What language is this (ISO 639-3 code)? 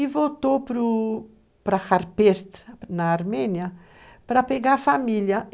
por